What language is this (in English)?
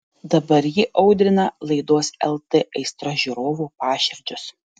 Lithuanian